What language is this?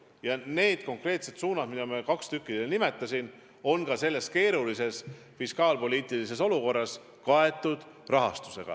Estonian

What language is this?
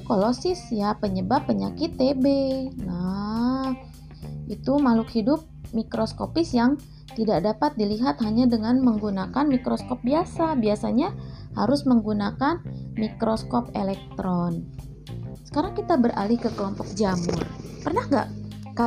Indonesian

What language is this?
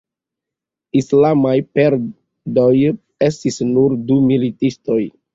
Esperanto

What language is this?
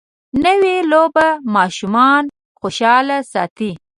Pashto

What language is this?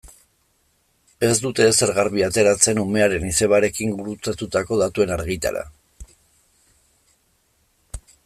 Basque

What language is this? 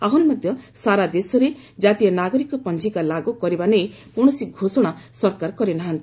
Odia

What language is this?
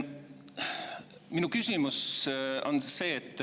Estonian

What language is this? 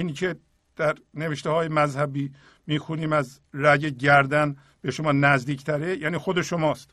Persian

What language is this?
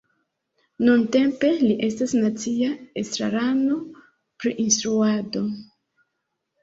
Esperanto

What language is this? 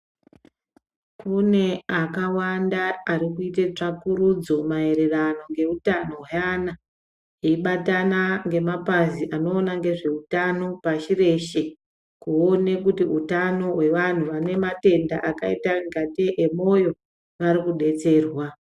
Ndau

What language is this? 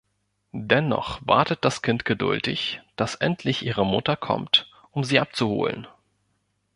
German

